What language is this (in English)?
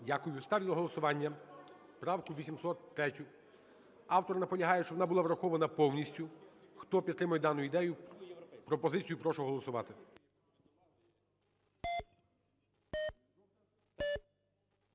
Ukrainian